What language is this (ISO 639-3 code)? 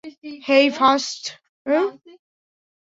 ben